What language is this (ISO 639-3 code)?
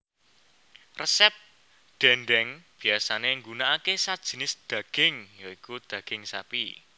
jav